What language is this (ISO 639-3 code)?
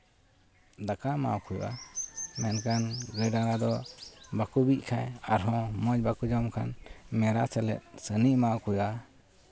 sat